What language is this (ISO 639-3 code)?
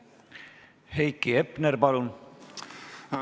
est